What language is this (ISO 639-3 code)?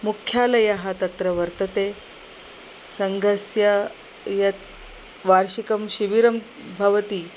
san